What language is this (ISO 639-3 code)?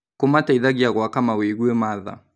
kik